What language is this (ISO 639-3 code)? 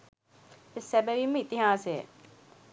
sin